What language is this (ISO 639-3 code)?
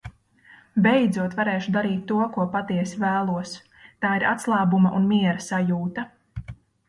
lav